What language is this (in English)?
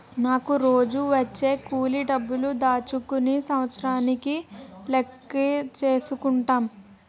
Telugu